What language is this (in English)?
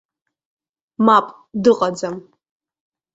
Abkhazian